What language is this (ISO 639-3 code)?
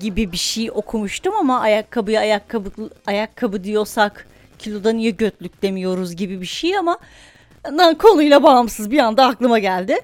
tur